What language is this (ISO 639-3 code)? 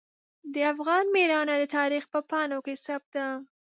pus